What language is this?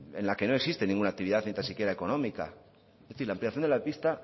Spanish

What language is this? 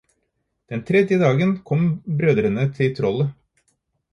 Norwegian Bokmål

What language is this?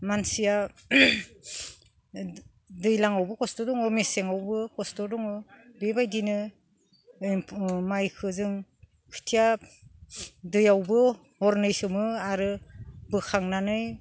Bodo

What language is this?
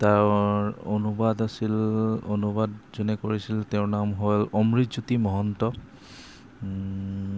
Assamese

